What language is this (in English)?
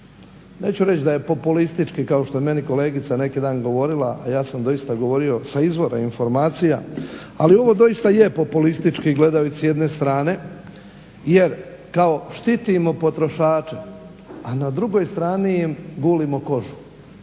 Croatian